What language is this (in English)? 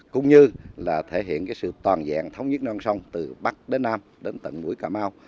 Vietnamese